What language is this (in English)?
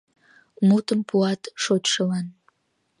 Mari